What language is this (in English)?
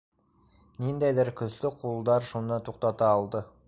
Bashkir